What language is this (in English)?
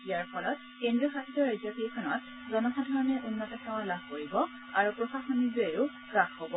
Assamese